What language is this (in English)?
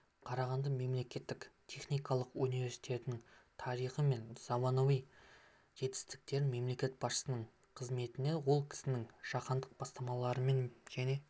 Kazakh